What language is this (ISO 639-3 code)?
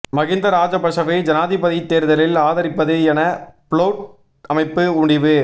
tam